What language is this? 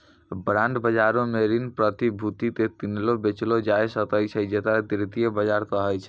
Maithili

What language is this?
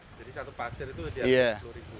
Indonesian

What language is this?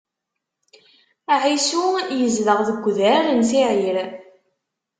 Kabyle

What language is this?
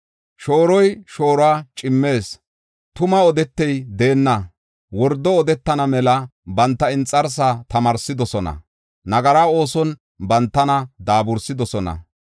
Gofa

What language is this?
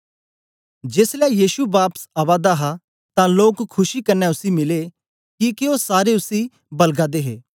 Dogri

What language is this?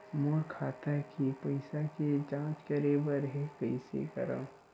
Chhattisgarhi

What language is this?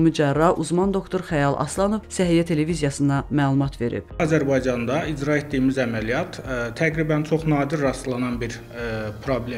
Turkish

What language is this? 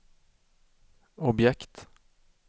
Swedish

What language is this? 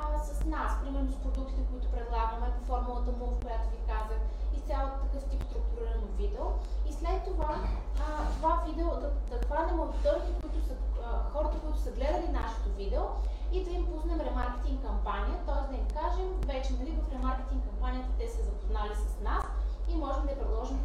Bulgarian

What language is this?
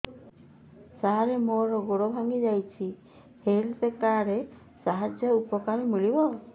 Odia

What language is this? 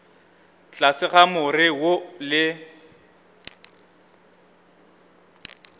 Northern Sotho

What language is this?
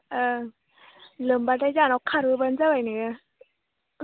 Bodo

